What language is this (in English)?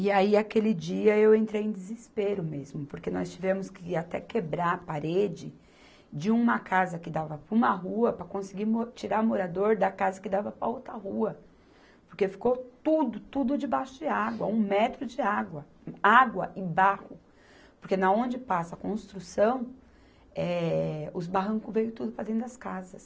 Portuguese